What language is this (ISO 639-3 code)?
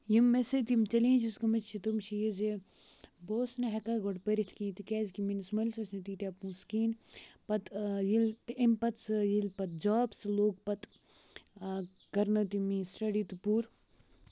kas